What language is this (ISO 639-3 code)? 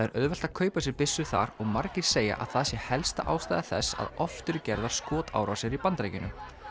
isl